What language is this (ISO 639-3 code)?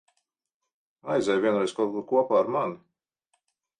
lav